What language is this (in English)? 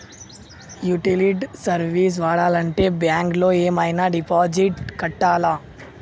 Telugu